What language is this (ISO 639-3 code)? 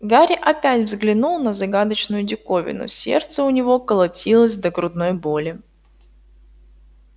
rus